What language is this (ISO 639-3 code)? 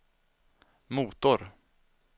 swe